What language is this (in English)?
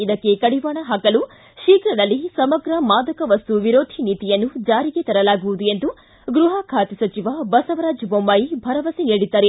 Kannada